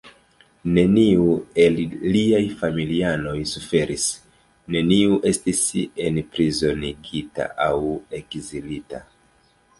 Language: Esperanto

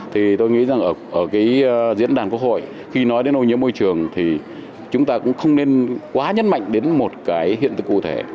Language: Vietnamese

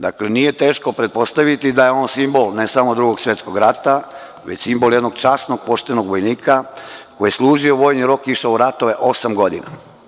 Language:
Serbian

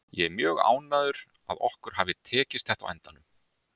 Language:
Icelandic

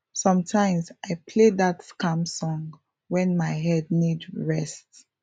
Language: Nigerian Pidgin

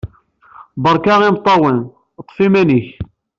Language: Kabyle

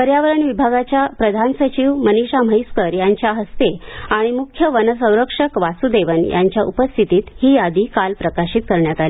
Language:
Marathi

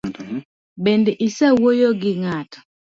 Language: Luo (Kenya and Tanzania)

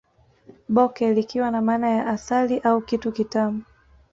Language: Swahili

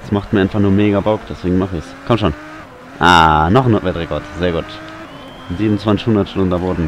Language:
German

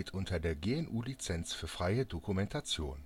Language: German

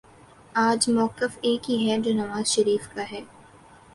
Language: Urdu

